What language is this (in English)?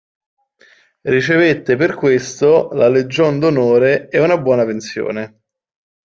Italian